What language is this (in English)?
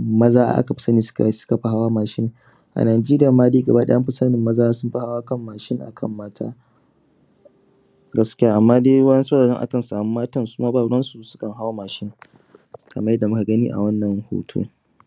Hausa